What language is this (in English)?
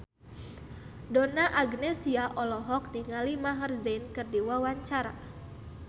Sundanese